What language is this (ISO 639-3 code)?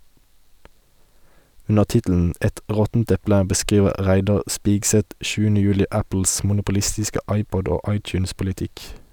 nor